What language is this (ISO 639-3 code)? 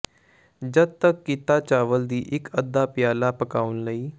pan